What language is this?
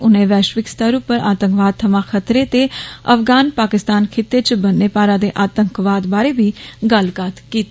Dogri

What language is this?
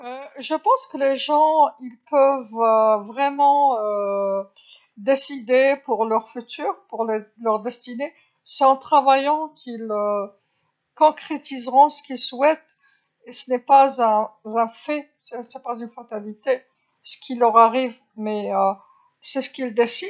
Algerian Arabic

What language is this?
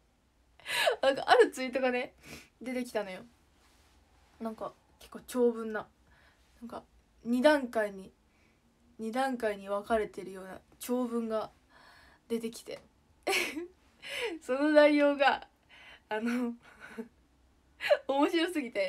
Japanese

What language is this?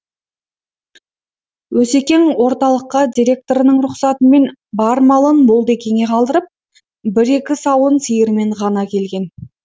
Kazakh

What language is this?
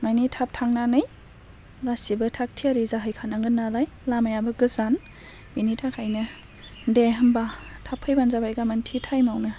Bodo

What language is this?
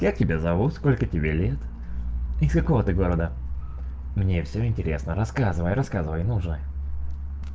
Russian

